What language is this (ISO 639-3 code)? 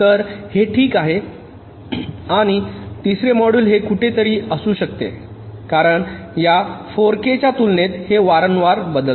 mar